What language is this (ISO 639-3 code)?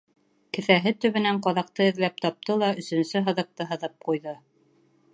bak